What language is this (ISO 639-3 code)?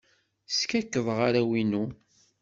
kab